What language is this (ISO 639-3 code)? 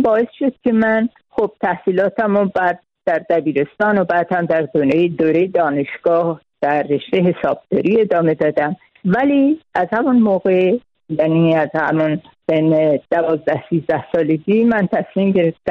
fas